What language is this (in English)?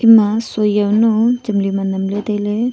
Wancho Naga